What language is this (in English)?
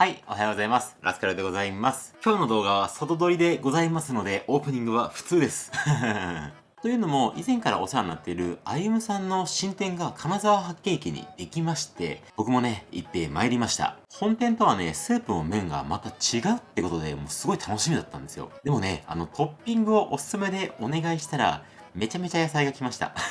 Japanese